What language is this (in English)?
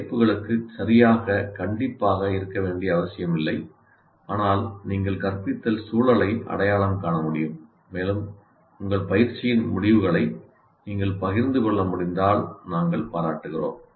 Tamil